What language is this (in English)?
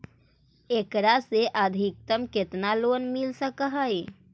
Magahi